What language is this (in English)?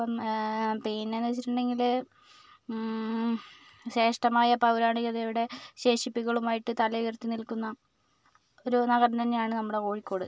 Malayalam